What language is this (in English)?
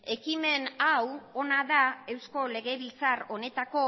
Basque